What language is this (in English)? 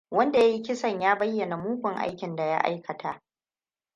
Hausa